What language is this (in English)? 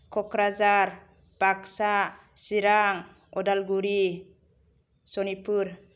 Bodo